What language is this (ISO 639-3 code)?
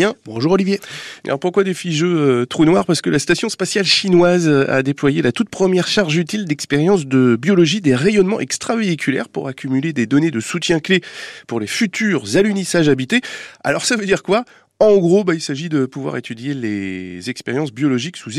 fra